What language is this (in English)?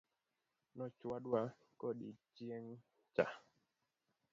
Luo (Kenya and Tanzania)